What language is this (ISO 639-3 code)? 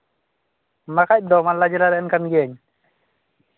sat